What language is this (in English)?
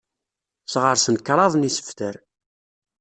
Kabyle